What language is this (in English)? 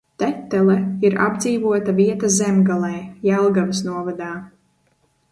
Latvian